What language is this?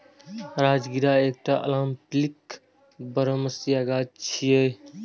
Maithili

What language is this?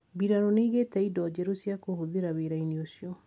Kikuyu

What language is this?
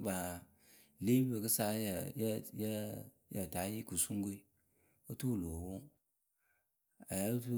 Akebu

